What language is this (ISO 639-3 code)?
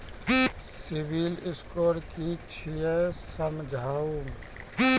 mai